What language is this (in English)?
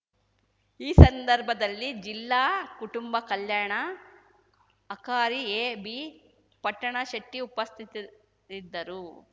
Kannada